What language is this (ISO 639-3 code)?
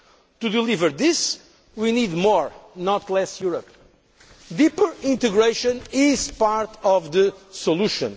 eng